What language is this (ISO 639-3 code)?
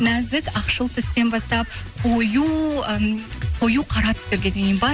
kaz